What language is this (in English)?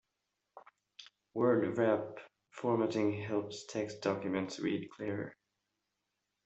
English